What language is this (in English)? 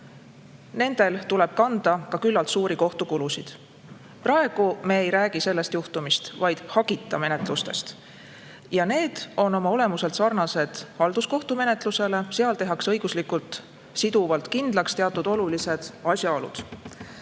Estonian